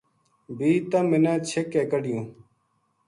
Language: Gujari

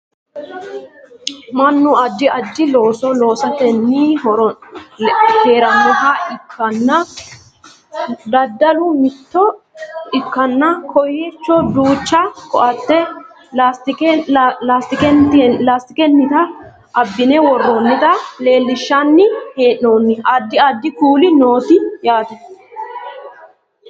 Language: Sidamo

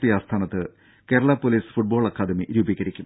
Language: Malayalam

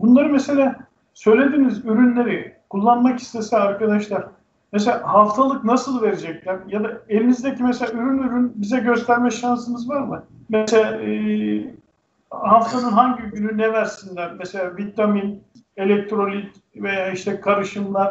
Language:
Turkish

